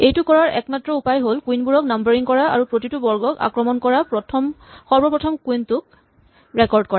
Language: Assamese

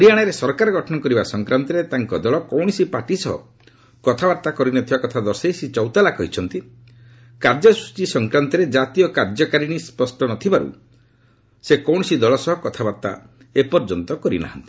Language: Odia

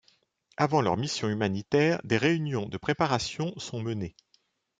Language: French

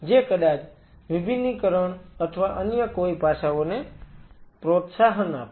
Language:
Gujarati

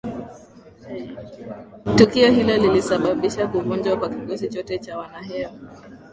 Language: Swahili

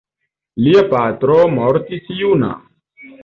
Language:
Esperanto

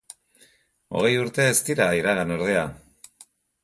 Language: Basque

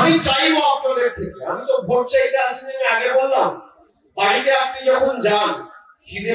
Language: Bangla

